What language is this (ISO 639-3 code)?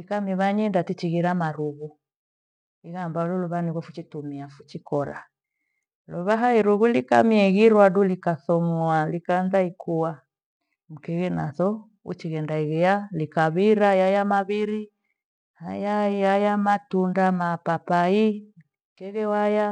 gwe